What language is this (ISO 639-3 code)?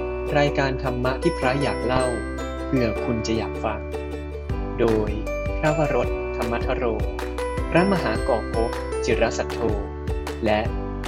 tha